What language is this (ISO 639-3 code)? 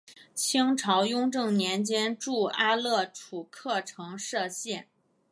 zho